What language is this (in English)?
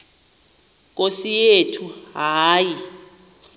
Xhosa